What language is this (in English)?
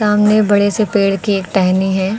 Hindi